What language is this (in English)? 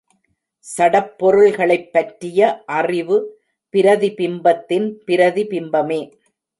Tamil